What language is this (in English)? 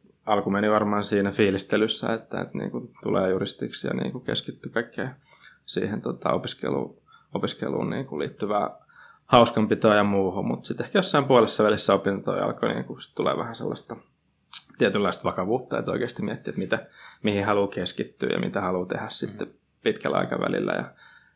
Finnish